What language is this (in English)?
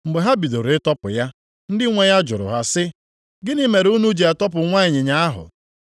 Igbo